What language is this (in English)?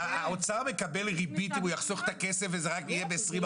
Hebrew